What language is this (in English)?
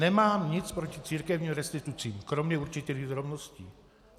Czech